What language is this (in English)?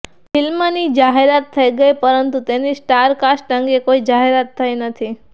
Gujarati